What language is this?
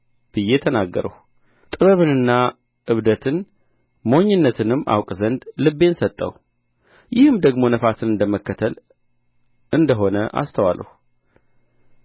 Amharic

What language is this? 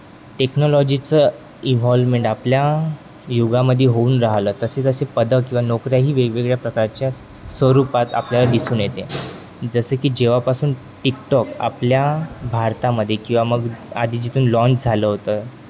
Marathi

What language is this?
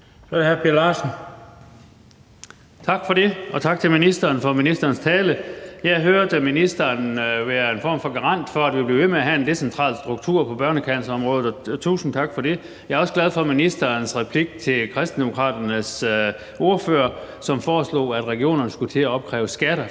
Danish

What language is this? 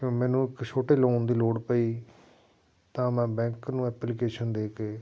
Punjabi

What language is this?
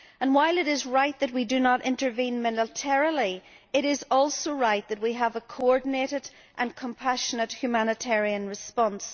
English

